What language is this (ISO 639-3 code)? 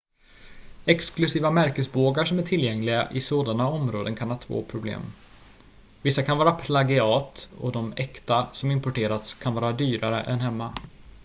swe